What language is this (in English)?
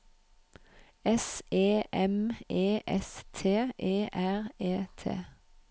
Norwegian